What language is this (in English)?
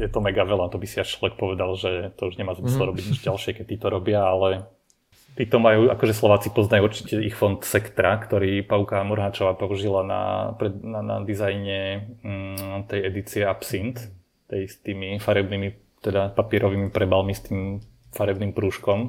Slovak